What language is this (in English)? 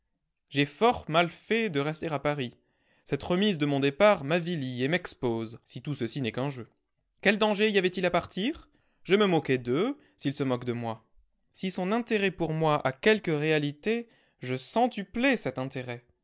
French